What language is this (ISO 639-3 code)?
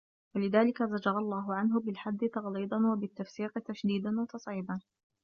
ara